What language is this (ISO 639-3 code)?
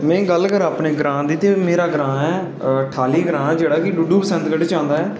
doi